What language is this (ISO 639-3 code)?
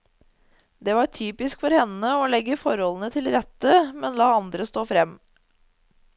nor